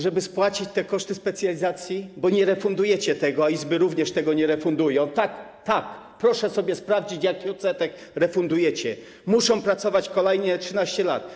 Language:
Polish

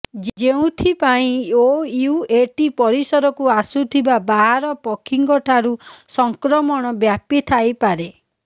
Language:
Odia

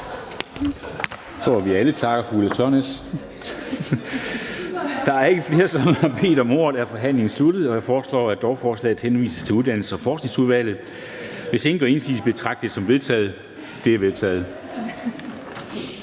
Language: Danish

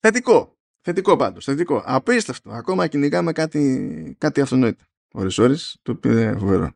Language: Greek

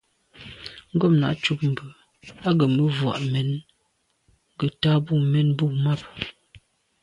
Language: Medumba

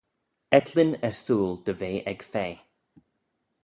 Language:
Manx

